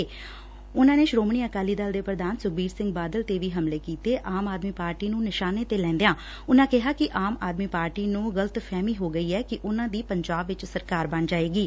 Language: Punjabi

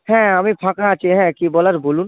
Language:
Bangla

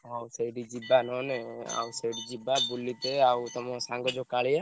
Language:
Odia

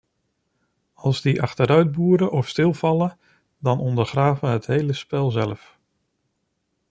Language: Dutch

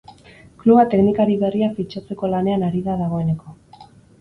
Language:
Basque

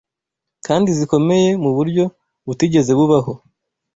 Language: Kinyarwanda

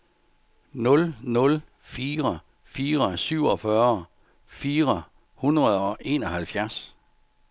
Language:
Danish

